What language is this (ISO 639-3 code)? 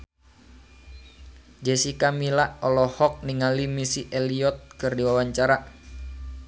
sun